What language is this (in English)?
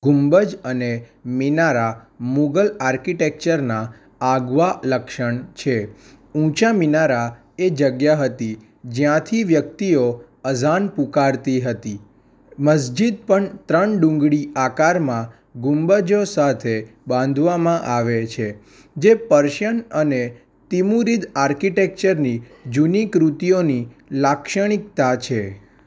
Gujarati